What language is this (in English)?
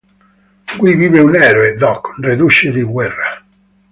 Italian